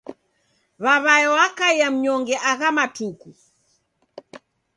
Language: Taita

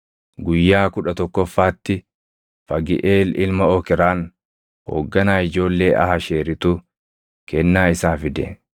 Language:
Oromo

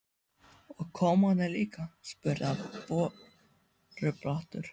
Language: Icelandic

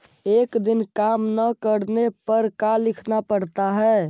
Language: Magahi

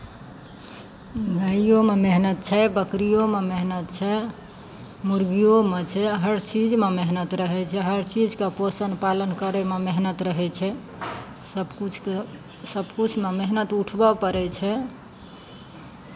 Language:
Maithili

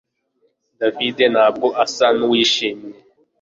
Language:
Kinyarwanda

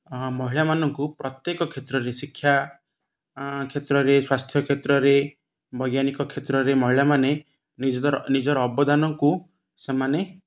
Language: Odia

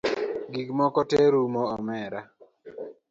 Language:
Luo (Kenya and Tanzania)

